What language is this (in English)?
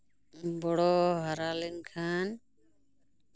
Santali